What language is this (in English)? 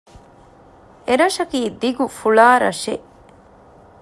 Divehi